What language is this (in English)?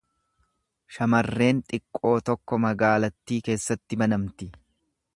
Oromo